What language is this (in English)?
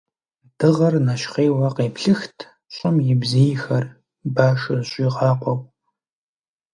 Kabardian